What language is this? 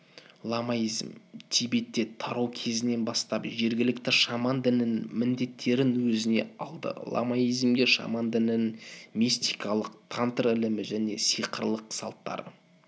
Kazakh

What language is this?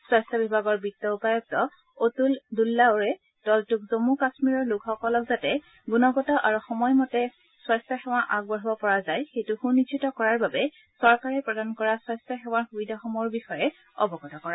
Assamese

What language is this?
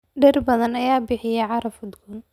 Somali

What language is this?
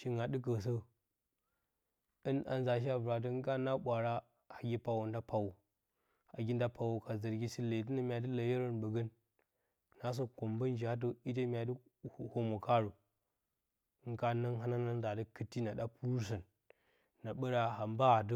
Bacama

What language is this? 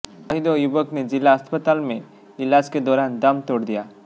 Hindi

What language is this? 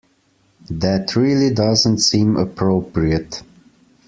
English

